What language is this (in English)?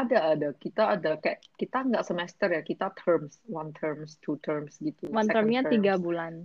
Indonesian